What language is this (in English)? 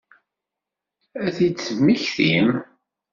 Kabyle